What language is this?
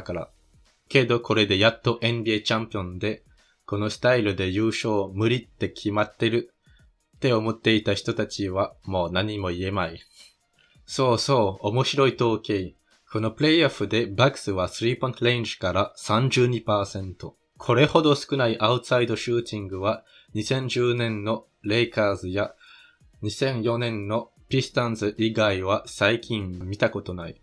Japanese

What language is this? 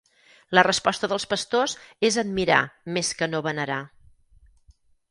Catalan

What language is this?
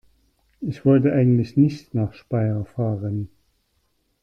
German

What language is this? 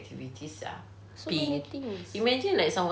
English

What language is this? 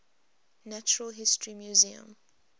English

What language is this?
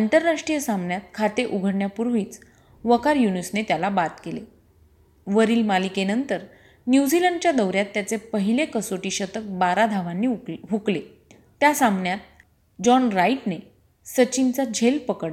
Marathi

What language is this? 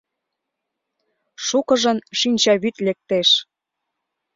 Mari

